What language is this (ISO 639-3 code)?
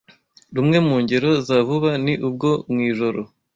kin